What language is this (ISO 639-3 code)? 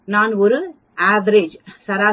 tam